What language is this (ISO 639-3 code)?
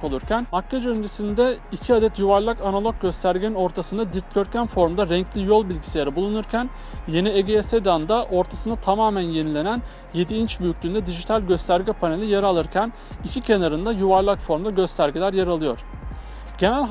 tur